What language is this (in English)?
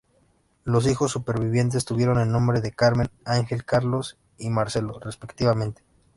Spanish